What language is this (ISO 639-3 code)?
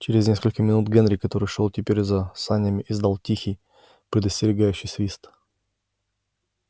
rus